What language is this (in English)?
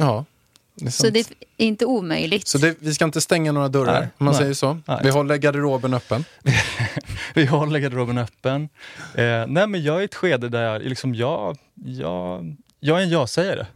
Swedish